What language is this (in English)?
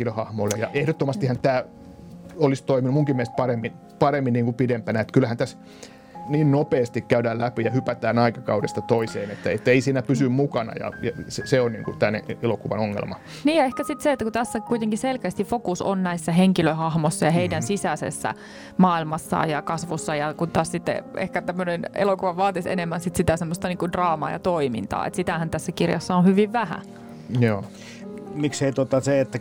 Finnish